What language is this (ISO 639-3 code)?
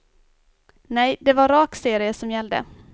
swe